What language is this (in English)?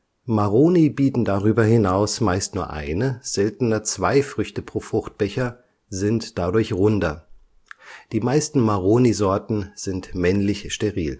German